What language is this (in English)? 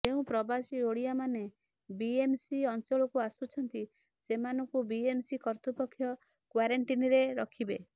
Odia